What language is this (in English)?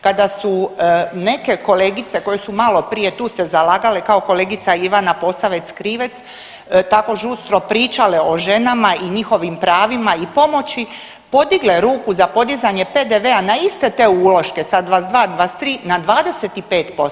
Croatian